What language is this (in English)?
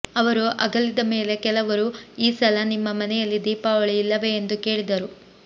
Kannada